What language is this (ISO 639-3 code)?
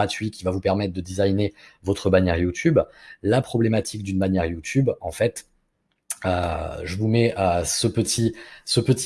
fra